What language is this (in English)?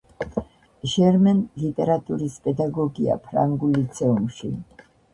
Georgian